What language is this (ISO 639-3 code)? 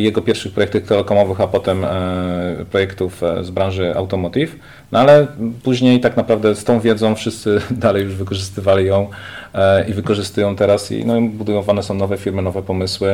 pol